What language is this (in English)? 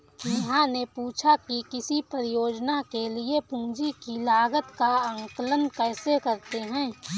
Hindi